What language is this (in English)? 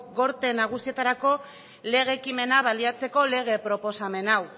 Basque